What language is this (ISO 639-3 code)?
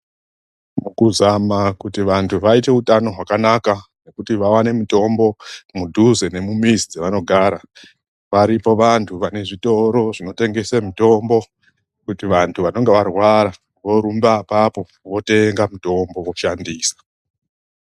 ndc